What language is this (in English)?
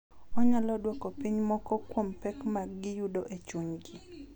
Luo (Kenya and Tanzania)